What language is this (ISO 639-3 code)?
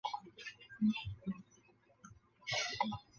zho